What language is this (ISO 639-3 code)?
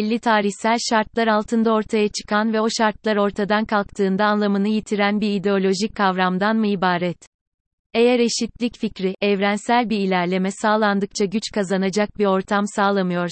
tur